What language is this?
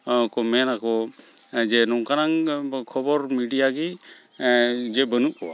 Santali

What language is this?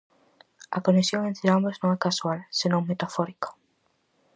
Galician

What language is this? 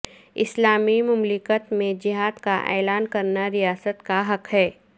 Urdu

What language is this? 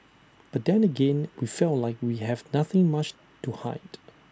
English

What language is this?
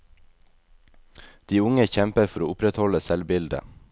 Norwegian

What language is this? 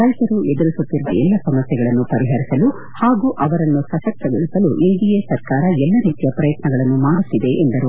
Kannada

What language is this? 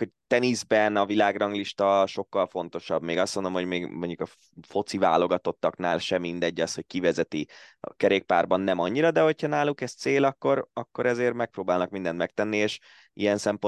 Hungarian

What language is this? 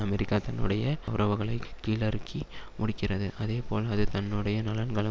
Tamil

